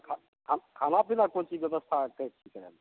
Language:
Maithili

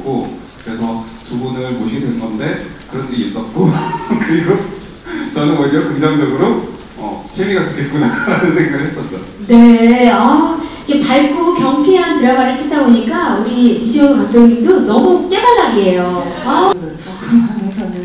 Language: Korean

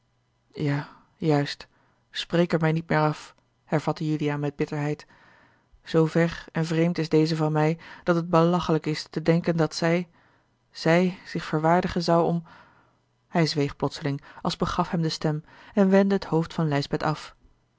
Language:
Dutch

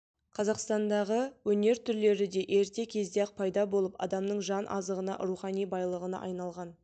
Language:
Kazakh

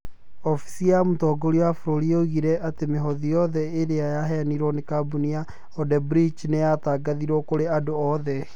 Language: Kikuyu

